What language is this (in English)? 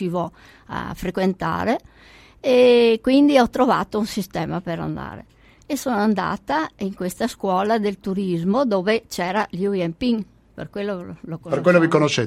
Italian